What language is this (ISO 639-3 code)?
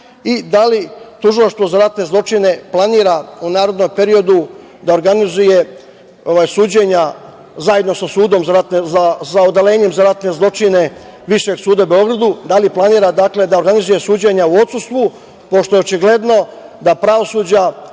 srp